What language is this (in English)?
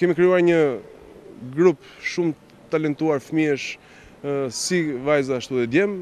Romanian